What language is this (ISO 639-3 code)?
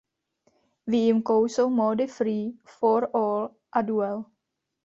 ces